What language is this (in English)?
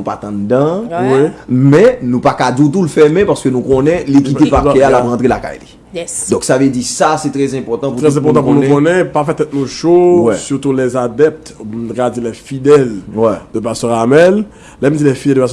French